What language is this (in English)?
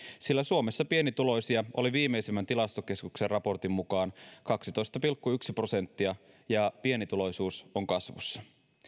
Finnish